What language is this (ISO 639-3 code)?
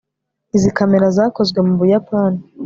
kin